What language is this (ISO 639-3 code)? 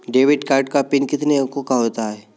hin